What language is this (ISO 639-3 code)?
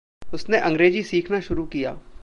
hin